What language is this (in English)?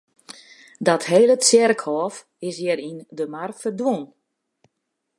Western Frisian